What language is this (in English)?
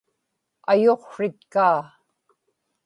Inupiaq